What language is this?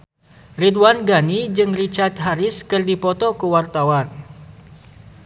Sundanese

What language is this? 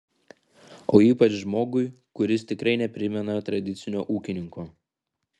Lithuanian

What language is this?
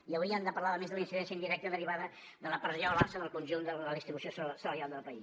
Catalan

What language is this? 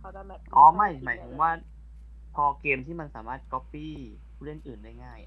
Thai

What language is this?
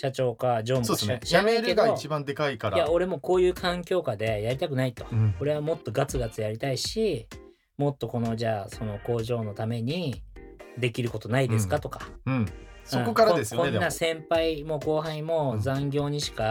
Japanese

